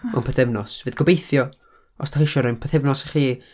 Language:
Welsh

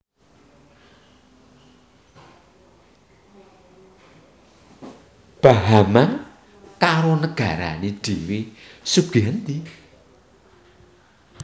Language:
Javanese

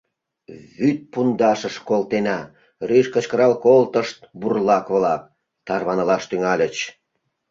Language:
Mari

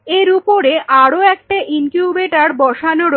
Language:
Bangla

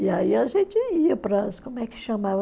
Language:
Portuguese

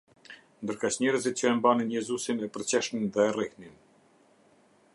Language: Albanian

